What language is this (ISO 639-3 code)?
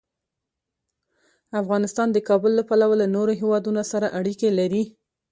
pus